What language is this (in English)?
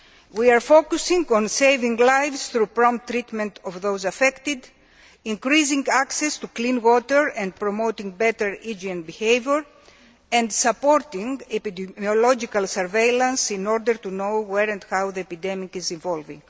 English